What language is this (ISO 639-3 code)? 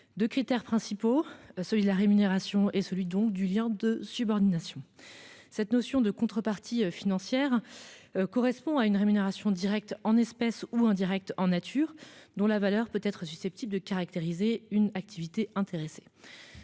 fra